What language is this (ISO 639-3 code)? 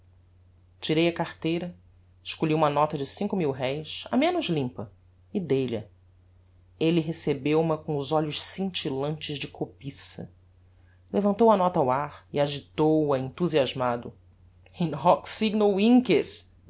por